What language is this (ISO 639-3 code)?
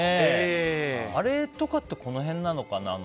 jpn